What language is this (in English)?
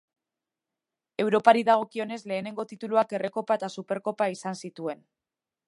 Basque